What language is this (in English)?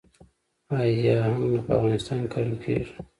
Pashto